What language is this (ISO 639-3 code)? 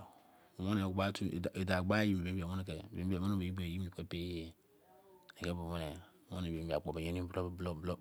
ijc